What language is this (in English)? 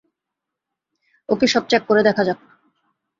Bangla